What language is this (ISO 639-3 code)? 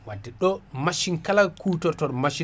ful